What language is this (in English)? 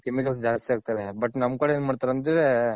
Kannada